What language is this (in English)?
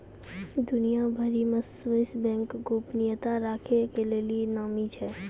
Maithili